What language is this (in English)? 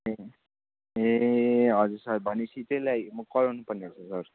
Nepali